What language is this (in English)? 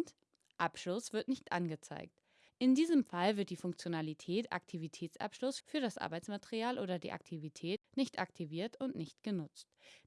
German